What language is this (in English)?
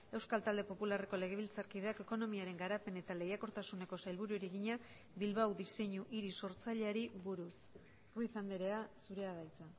Basque